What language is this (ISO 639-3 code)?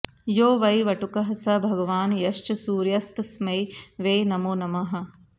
san